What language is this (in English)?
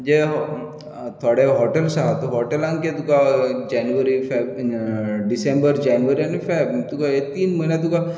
Konkani